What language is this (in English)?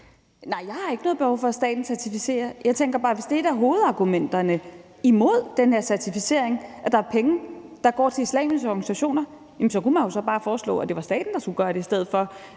Danish